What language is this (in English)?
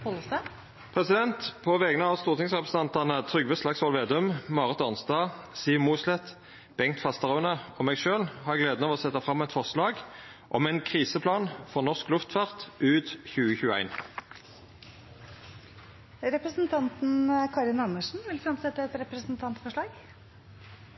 Norwegian Nynorsk